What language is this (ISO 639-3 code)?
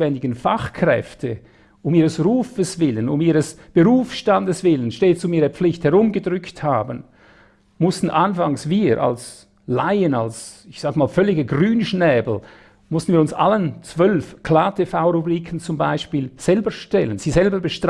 deu